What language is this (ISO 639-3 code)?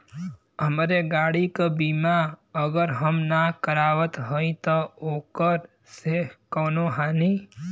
bho